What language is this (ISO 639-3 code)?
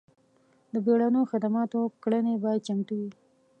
pus